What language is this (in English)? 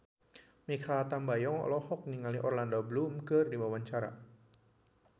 Sundanese